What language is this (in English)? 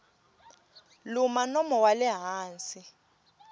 Tsonga